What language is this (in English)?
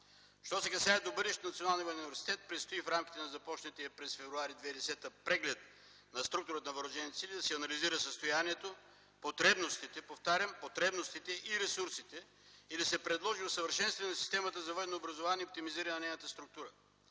Bulgarian